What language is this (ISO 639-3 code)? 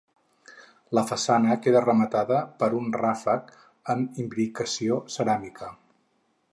cat